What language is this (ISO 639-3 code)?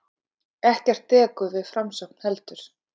isl